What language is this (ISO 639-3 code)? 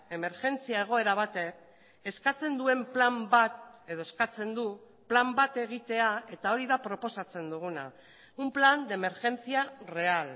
eus